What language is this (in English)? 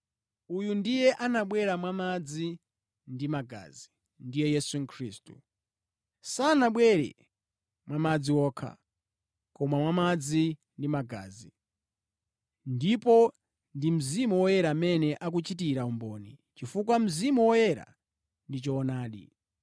Nyanja